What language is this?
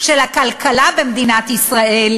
Hebrew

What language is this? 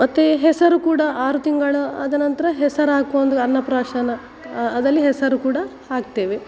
Kannada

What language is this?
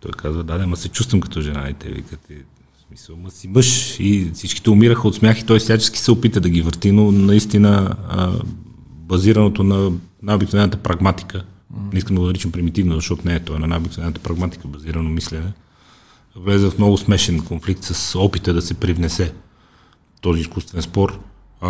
Bulgarian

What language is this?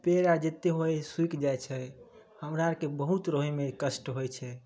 Maithili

